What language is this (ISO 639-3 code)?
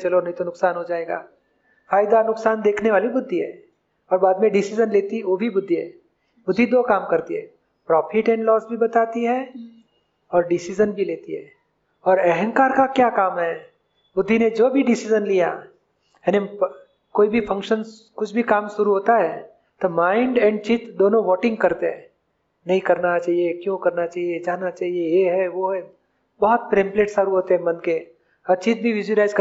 hin